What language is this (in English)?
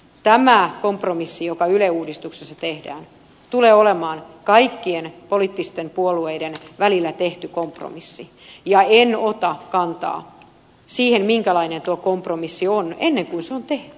Finnish